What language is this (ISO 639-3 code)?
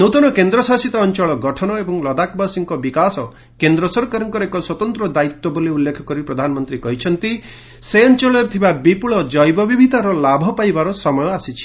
ori